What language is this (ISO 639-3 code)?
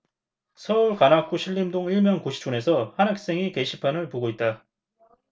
kor